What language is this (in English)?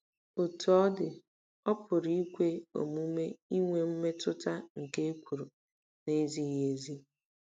Igbo